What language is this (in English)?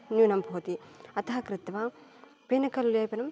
Sanskrit